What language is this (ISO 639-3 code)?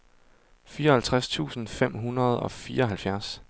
dan